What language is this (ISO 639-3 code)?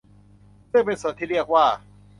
tha